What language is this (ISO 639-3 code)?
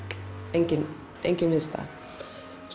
isl